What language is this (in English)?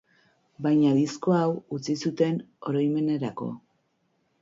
Basque